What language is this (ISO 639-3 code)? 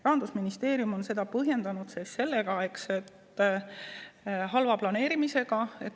est